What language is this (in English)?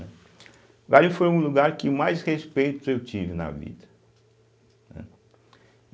Portuguese